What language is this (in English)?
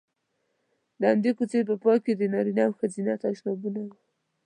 Pashto